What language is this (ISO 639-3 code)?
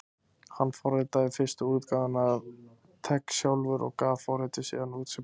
isl